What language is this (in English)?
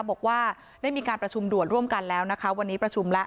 Thai